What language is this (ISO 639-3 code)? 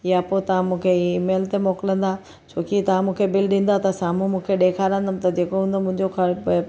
snd